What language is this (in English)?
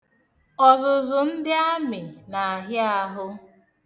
Igbo